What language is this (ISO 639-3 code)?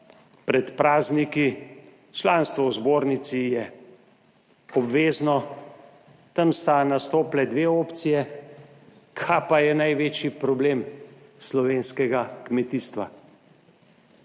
slv